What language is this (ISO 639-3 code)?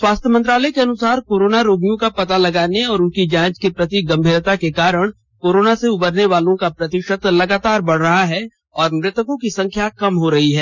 hin